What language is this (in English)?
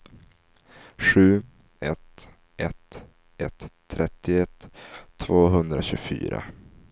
Swedish